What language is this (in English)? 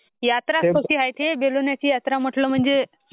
Marathi